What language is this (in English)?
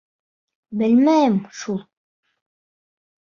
Bashkir